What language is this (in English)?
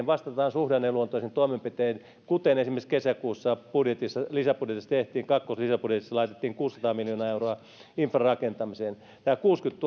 Finnish